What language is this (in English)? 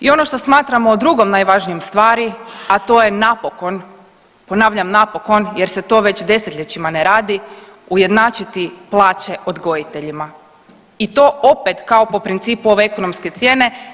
Croatian